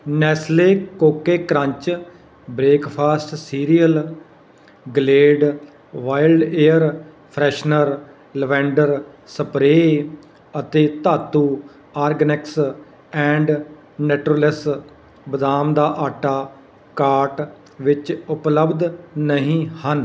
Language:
Punjabi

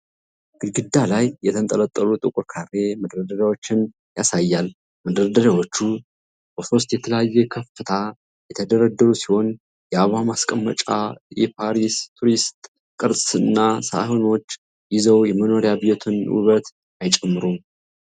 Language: Amharic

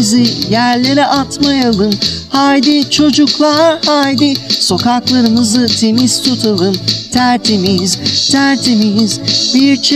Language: Turkish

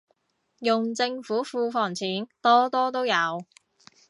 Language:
Cantonese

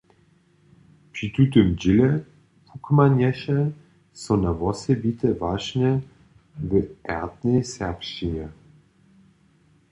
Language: Upper Sorbian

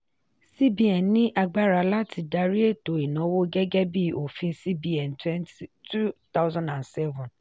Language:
Yoruba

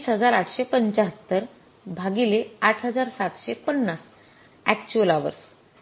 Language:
Marathi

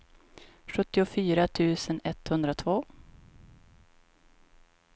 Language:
Swedish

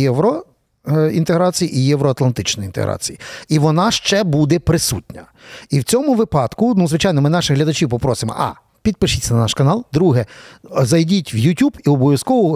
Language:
Ukrainian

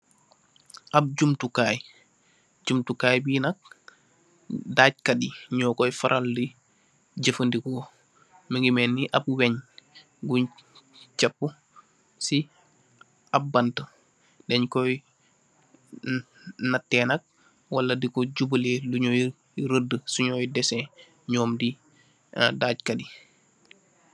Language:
Wolof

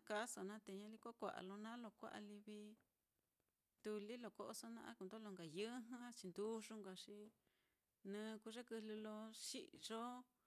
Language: Mitlatongo Mixtec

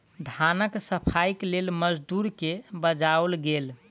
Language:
Maithili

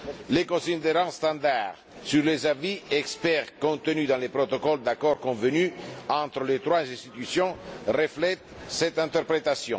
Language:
French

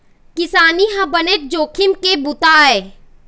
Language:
Chhattisgarhi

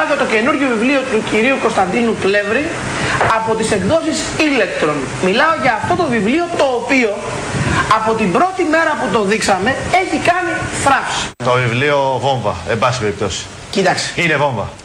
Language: Greek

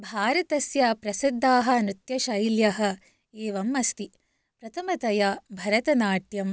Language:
Sanskrit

